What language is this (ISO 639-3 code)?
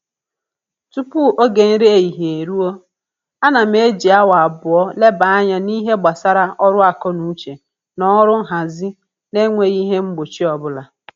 ibo